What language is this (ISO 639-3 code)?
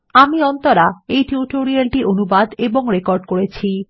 ben